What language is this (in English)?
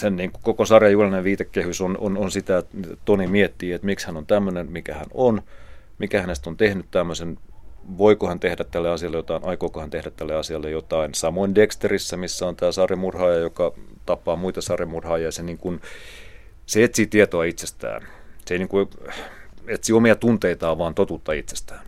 Finnish